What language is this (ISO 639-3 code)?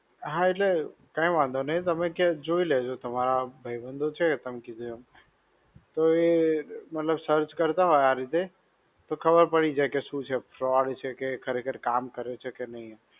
guj